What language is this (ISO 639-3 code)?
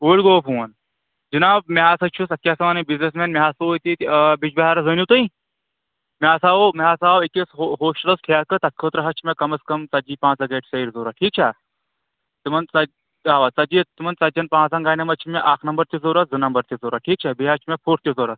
kas